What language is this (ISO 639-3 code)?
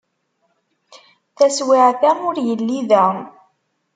kab